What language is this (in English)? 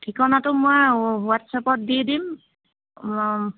Assamese